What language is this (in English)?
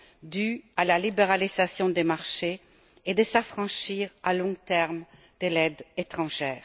French